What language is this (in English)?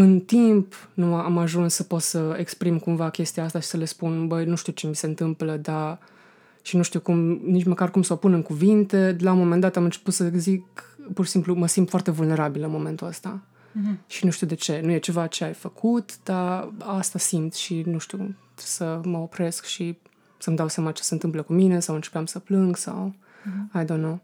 Romanian